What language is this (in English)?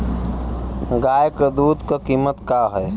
Bhojpuri